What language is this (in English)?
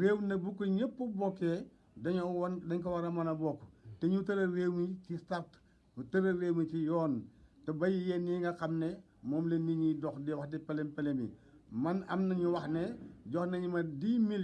Turkish